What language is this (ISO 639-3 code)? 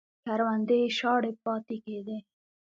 pus